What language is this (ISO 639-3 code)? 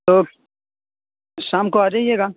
urd